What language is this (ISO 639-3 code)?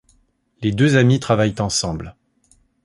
fra